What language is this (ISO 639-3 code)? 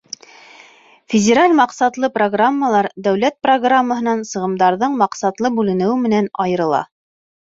bak